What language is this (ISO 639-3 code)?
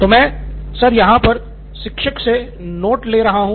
hin